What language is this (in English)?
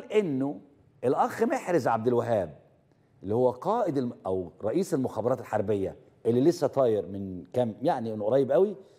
Arabic